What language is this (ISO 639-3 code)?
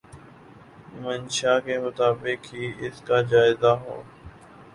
urd